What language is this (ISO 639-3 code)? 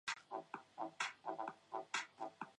zho